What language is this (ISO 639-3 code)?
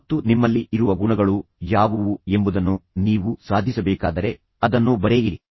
kan